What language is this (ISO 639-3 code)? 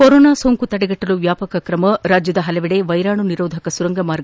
kan